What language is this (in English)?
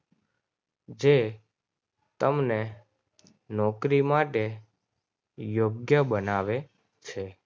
Gujarati